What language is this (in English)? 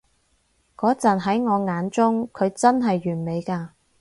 Cantonese